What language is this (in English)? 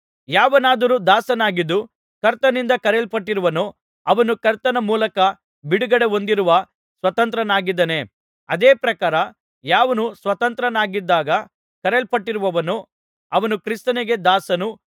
Kannada